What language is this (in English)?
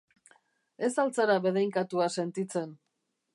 Basque